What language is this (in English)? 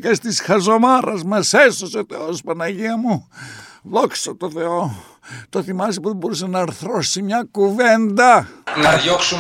Greek